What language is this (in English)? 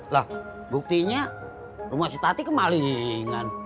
Indonesian